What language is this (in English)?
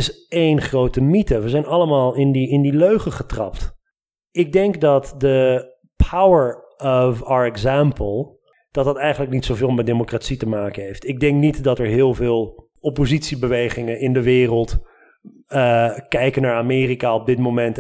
Dutch